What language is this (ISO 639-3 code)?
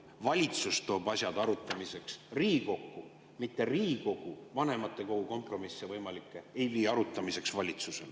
est